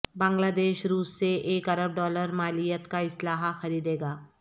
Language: Urdu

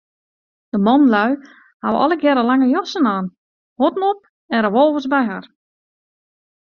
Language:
Western Frisian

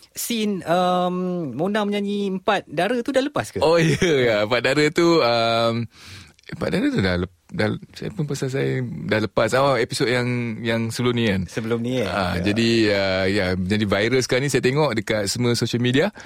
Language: Malay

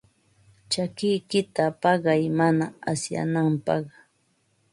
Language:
Ambo-Pasco Quechua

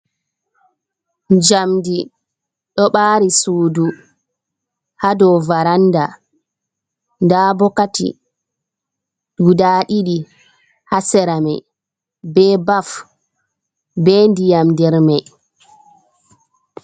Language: Fula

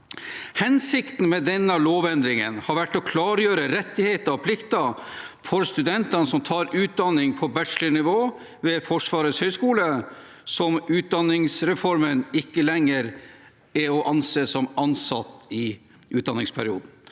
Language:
Norwegian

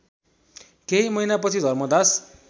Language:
Nepali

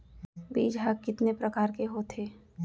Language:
Chhattisgarhi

